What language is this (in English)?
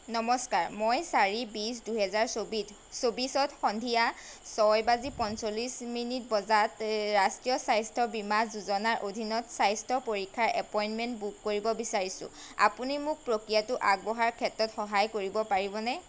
Assamese